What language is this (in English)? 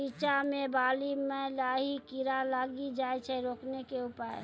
Maithili